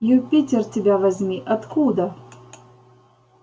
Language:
Russian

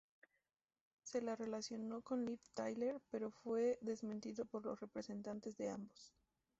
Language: Spanish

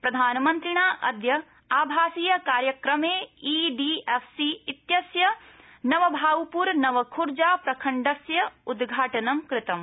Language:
Sanskrit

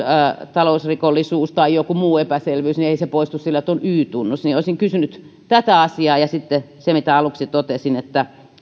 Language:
Finnish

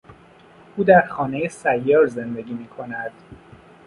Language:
Persian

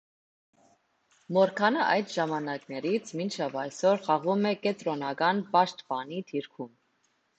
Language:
Armenian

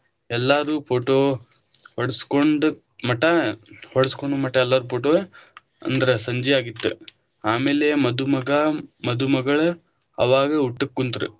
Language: Kannada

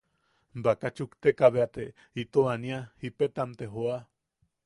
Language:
Yaqui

